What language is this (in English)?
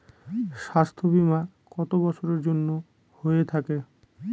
Bangla